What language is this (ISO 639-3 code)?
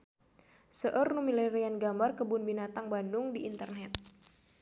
sun